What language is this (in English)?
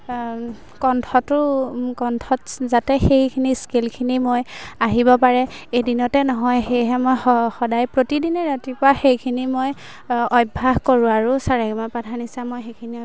Assamese